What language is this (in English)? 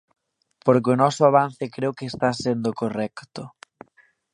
Galician